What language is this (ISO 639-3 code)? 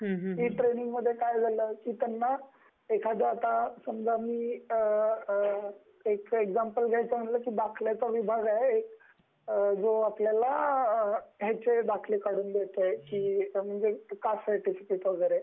mar